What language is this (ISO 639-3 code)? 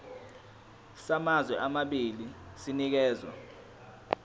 zul